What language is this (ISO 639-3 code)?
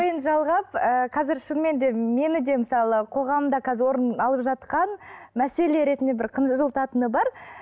kaz